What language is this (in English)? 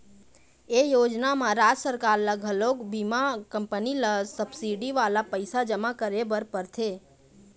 Chhattisgarhi